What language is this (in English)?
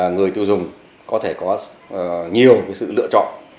Vietnamese